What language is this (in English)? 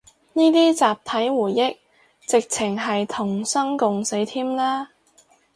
Cantonese